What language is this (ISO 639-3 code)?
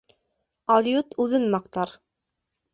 bak